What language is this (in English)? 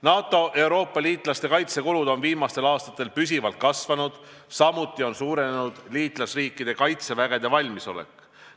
Estonian